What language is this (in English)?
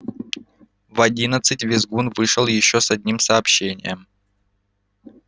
Russian